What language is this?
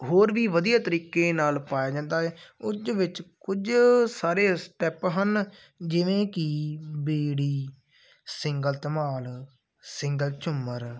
Punjabi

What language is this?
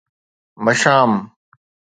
Sindhi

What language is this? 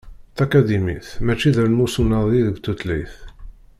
Kabyle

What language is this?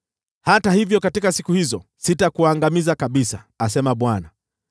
Swahili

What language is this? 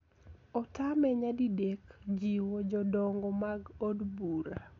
Luo (Kenya and Tanzania)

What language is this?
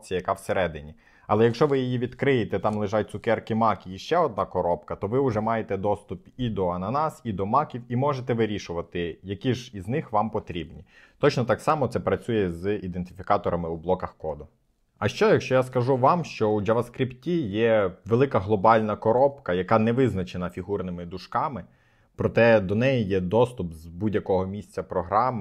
Ukrainian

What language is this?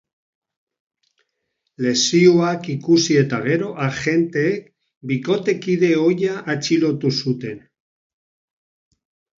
Basque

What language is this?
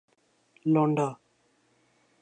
Urdu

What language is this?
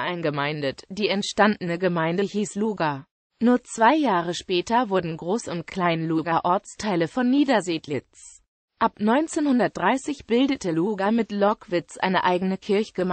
German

